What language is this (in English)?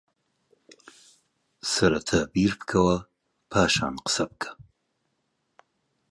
Central Kurdish